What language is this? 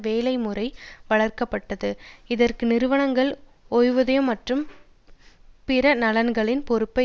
Tamil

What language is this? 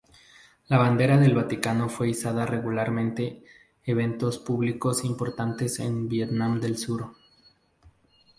Spanish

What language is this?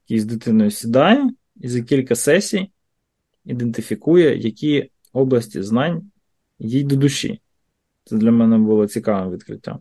Ukrainian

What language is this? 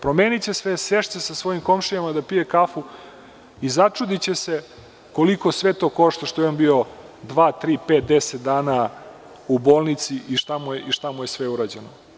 Serbian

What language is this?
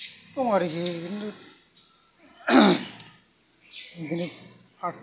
Bodo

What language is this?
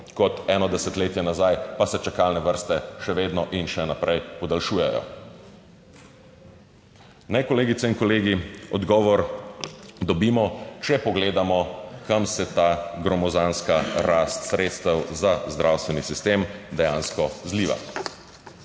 Slovenian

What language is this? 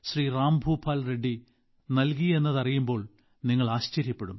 Malayalam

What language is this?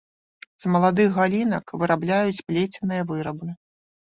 Belarusian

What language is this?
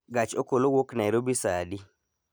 Luo (Kenya and Tanzania)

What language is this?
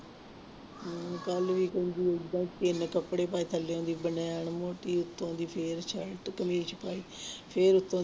Punjabi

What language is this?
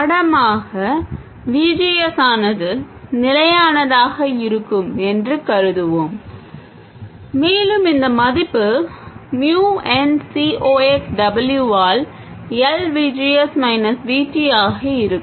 Tamil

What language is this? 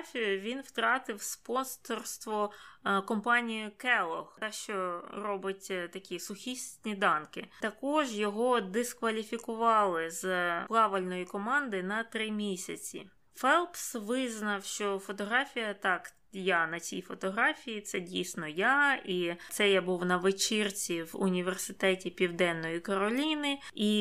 Ukrainian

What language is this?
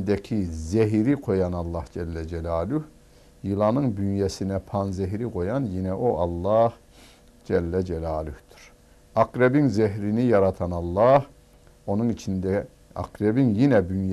Turkish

